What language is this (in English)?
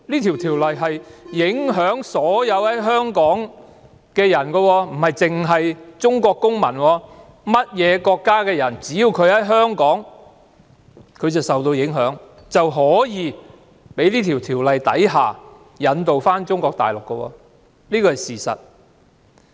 Cantonese